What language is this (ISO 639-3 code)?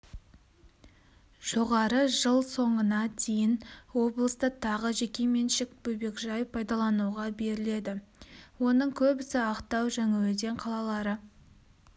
kaz